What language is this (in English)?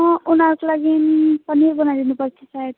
Nepali